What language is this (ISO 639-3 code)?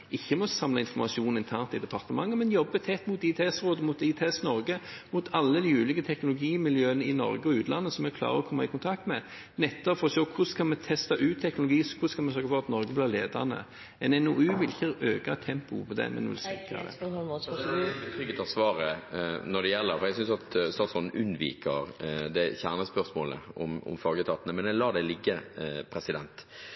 nob